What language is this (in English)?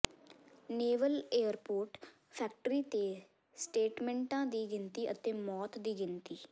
Punjabi